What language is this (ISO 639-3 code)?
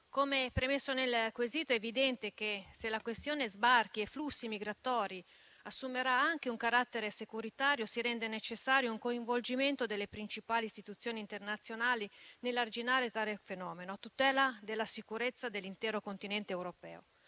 ita